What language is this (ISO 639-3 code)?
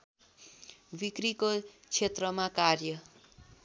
nep